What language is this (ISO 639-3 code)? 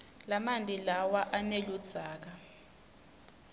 ssw